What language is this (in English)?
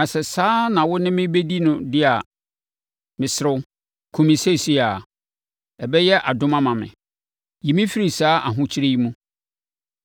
Akan